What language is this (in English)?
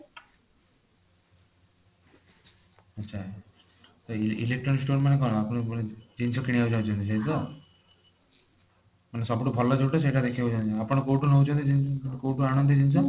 Odia